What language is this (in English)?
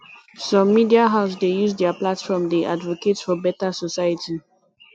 Nigerian Pidgin